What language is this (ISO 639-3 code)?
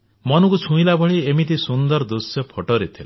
ori